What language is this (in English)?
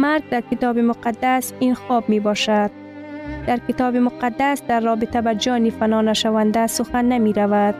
Persian